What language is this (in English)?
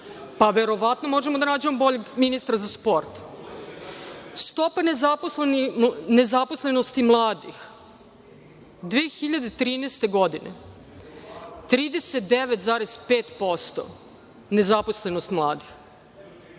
Serbian